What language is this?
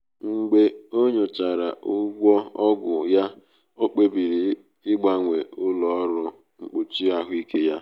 Igbo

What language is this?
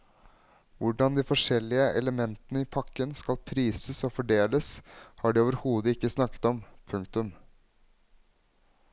Norwegian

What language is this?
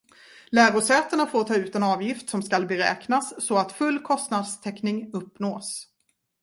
Swedish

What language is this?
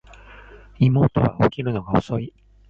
Japanese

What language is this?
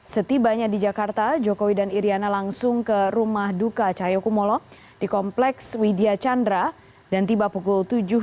Indonesian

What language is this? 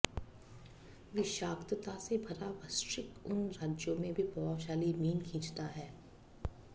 Hindi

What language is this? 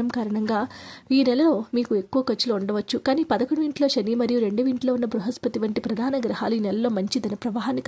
Arabic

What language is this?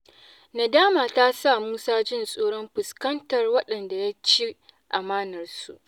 Hausa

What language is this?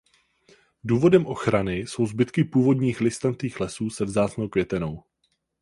Czech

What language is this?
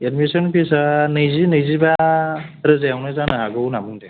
Bodo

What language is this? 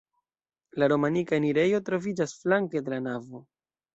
Esperanto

